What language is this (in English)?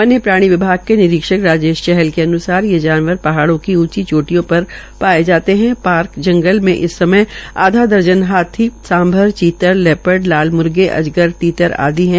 Hindi